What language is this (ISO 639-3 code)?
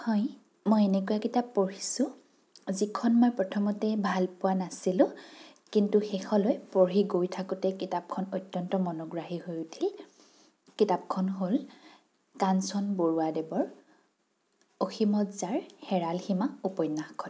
asm